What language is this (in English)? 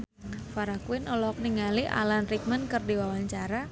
Sundanese